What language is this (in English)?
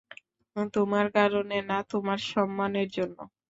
Bangla